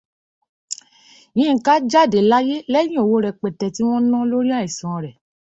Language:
Yoruba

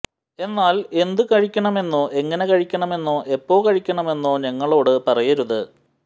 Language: Malayalam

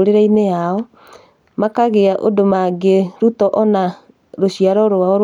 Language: Kikuyu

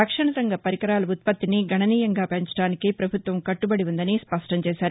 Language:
Telugu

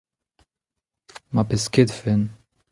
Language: Breton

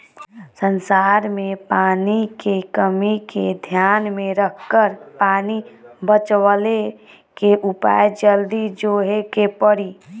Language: Bhojpuri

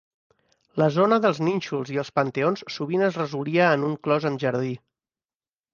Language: Catalan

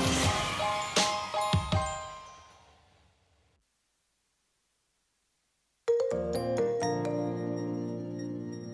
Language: German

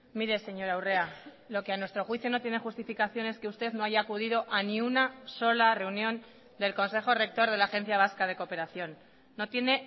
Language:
Spanish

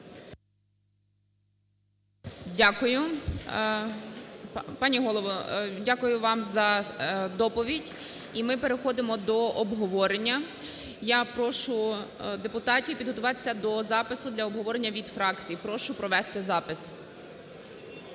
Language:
Ukrainian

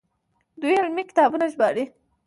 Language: Pashto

